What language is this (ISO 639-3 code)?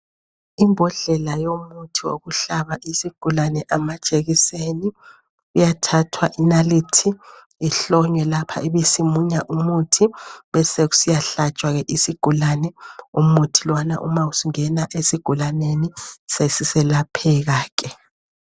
nde